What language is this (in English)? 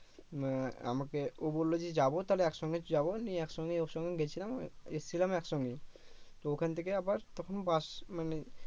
Bangla